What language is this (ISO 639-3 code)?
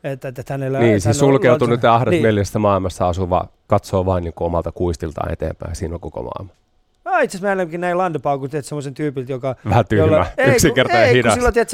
fin